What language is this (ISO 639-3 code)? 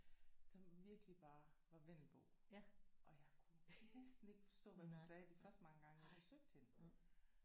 dan